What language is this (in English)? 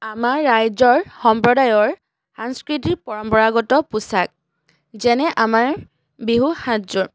Assamese